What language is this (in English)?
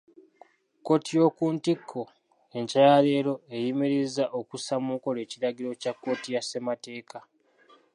Ganda